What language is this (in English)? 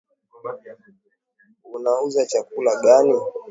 Swahili